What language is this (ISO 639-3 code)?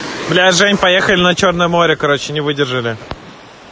rus